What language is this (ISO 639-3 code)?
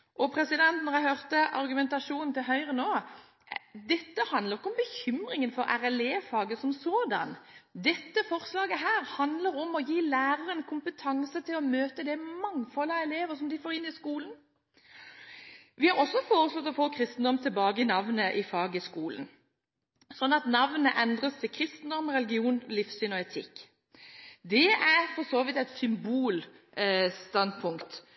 nob